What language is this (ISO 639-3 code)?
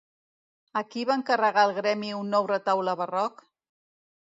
cat